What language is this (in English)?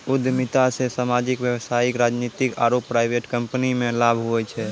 Maithili